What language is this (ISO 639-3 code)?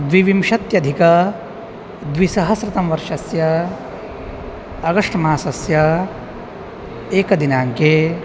san